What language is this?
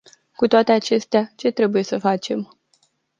Romanian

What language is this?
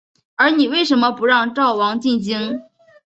Chinese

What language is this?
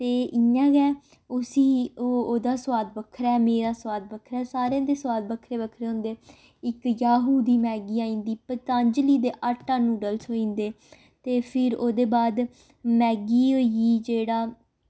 Dogri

